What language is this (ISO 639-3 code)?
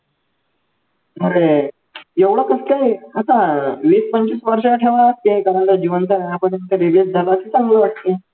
mar